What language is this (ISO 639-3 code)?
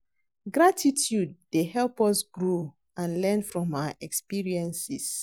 pcm